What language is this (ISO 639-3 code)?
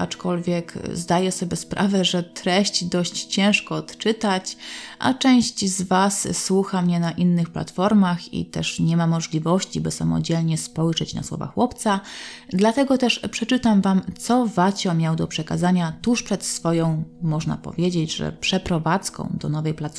pol